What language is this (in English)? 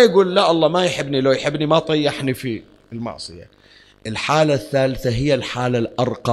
Arabic